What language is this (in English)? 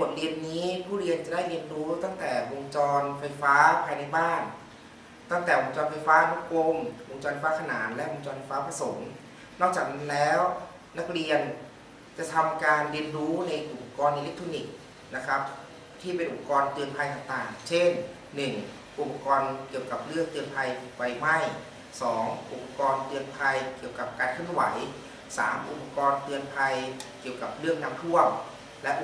Thai